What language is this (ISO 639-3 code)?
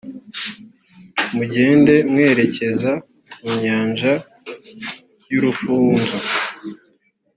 kin